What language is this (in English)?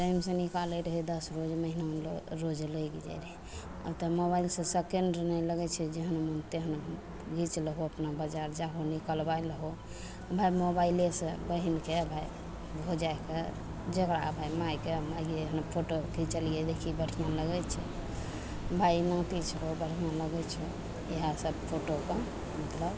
Maithili